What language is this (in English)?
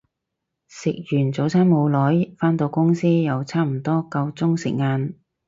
Cantonese